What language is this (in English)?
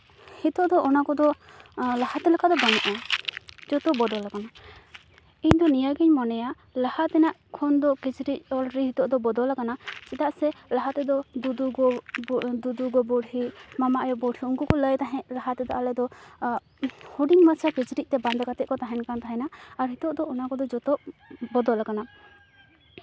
Santali